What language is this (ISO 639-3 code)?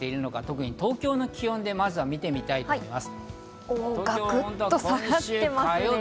jpn